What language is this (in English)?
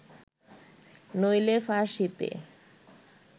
Bangla